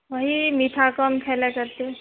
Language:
Maithili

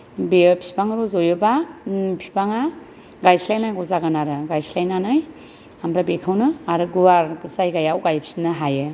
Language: Bodo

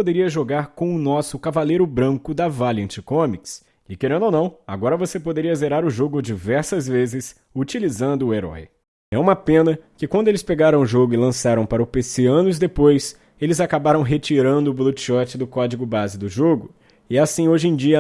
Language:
Portuguese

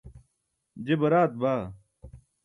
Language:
Burushaski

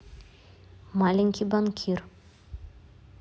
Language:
Russian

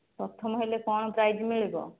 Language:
Odia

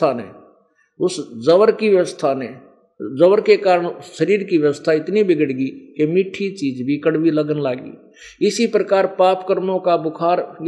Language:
Hindi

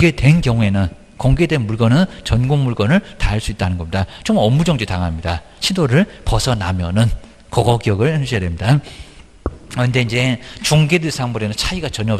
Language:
Korean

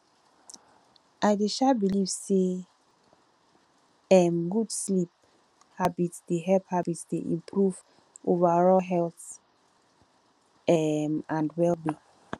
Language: Nigerian Pidgin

